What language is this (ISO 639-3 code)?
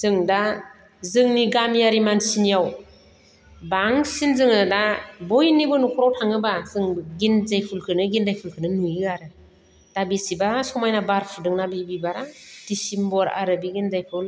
brx